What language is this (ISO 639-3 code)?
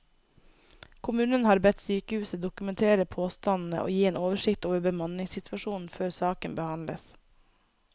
nor